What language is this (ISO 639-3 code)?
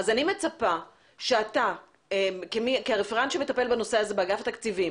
heb